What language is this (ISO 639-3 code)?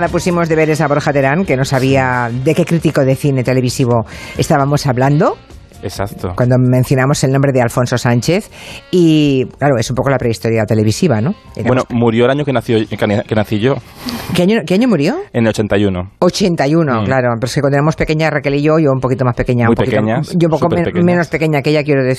spa